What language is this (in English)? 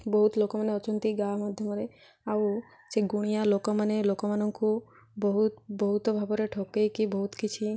Odia